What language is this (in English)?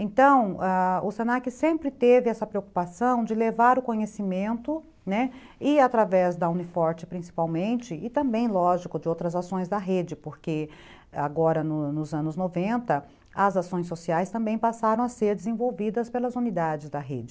Portuguese